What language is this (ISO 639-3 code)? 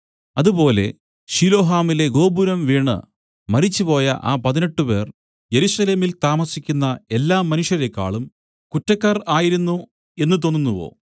mal